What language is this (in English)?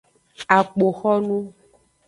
Aja (Benin)